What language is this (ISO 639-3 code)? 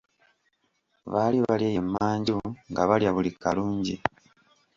lug